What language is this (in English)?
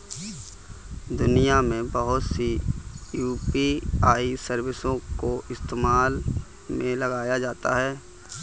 Hindi